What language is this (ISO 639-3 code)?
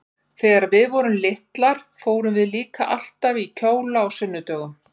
isl